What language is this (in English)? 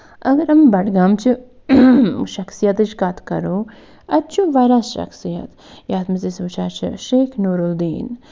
Kashmiri